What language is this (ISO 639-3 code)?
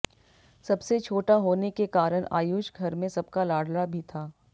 hin